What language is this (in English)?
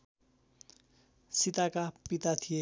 Nepali